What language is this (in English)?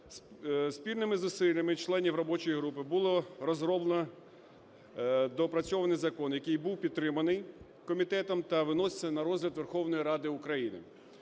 Ukrainian